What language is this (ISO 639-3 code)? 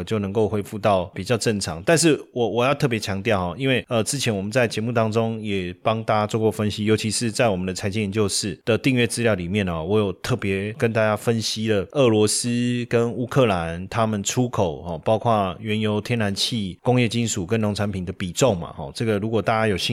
zho